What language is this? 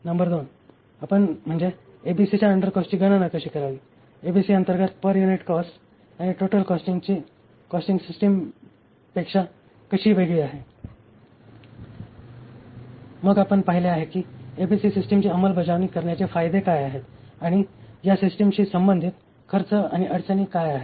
Marathi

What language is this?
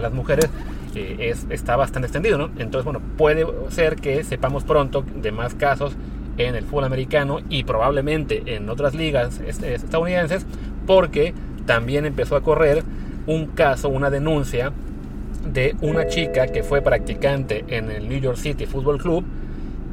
Spanish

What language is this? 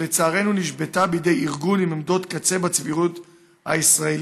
Hebrew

